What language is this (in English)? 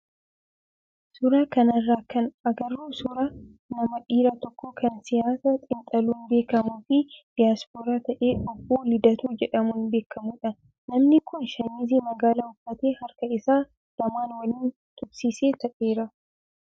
Oromo